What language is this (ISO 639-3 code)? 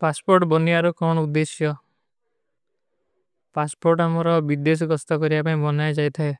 uki